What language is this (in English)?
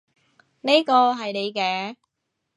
Cantonese